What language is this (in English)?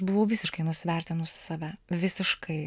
Lithuanian